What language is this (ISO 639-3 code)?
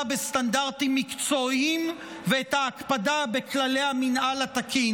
heb